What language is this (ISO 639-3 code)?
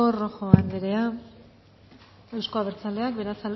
eus